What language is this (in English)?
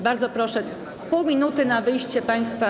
Polish